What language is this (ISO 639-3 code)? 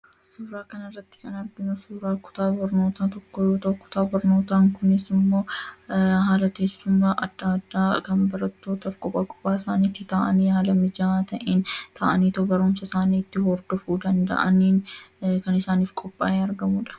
orm